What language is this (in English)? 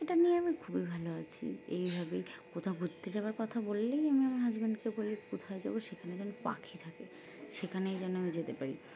Bangla